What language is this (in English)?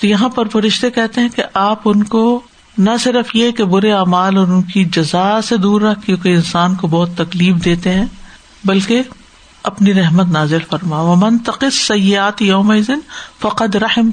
Urdu